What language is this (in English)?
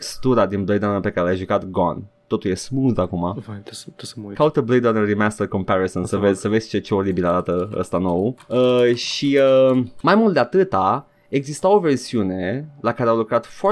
Romanian